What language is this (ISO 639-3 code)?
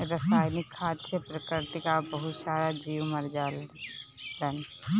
bho